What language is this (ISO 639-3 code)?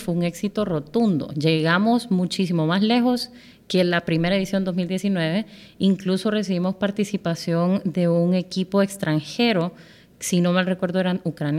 spa